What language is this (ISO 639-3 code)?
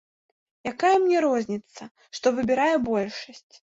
bel